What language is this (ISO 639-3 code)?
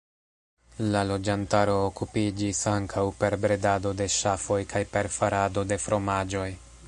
epo